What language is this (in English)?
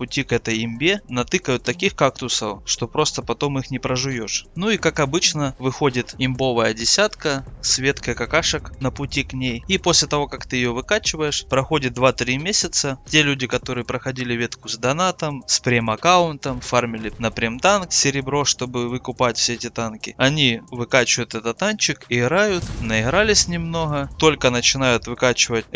Russian